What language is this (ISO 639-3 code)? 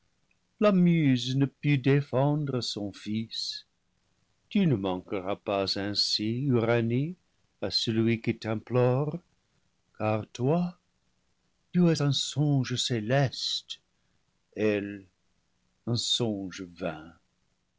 fra